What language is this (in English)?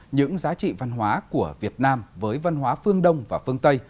Vietnamese